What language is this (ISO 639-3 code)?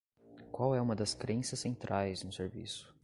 por